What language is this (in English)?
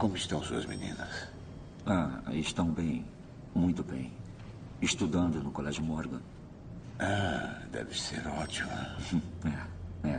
Portuguese